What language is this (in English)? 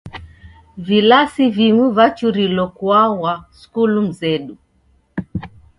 Taita